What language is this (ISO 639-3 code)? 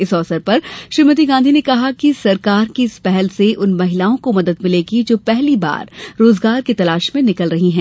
hin